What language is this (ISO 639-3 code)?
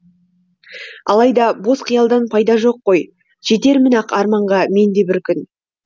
kaz